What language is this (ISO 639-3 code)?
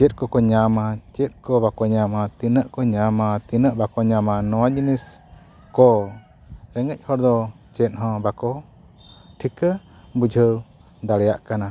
sat